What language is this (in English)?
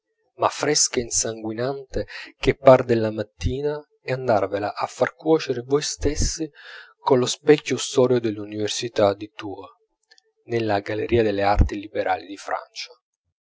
Italian